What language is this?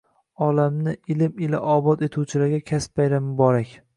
Uzbek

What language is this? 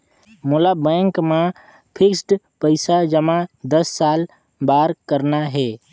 Chhattisgarhi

